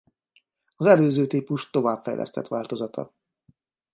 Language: Hungarian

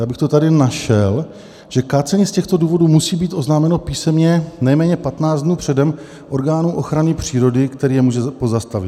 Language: Czech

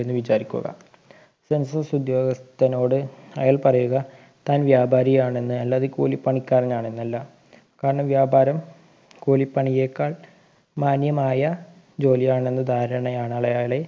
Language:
Malayalam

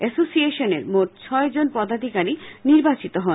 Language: Bangla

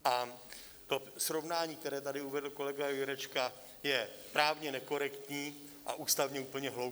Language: Czech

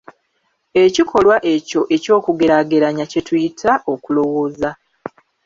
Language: Ganda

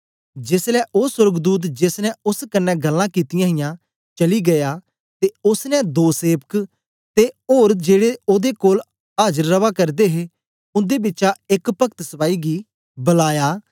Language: Dogri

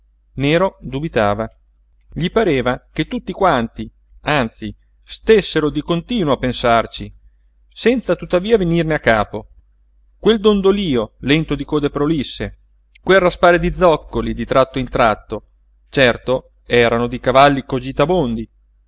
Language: Italian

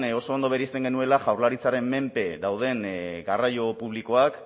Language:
Basque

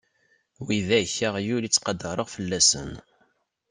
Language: Kabyle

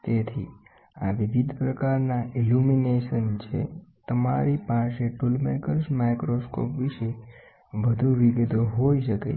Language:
Gujarati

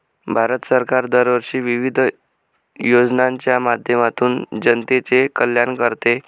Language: Marathi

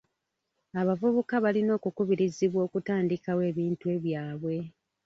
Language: Ganda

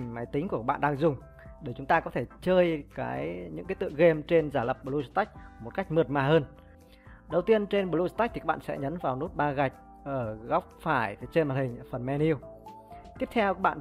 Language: Vietnamese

